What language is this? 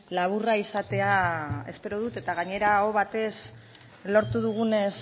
Basque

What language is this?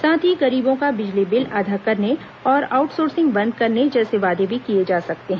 Hindi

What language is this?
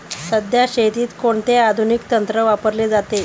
Marathi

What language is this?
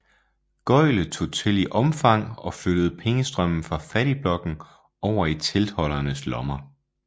Danish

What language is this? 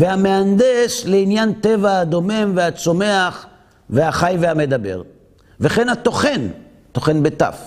Hebrew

